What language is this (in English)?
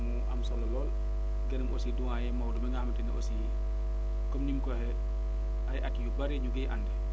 Wolof